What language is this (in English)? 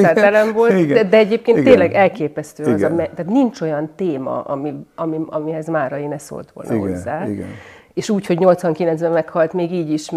Hungarian